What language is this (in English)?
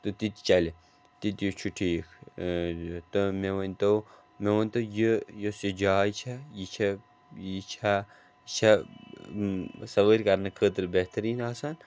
Kashmiri